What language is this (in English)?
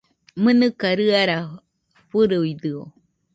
Nüpode Huitoto